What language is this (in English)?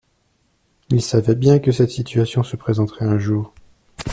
French